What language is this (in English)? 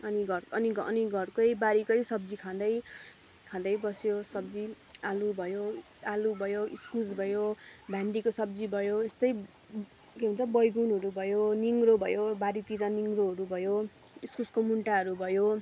Nepali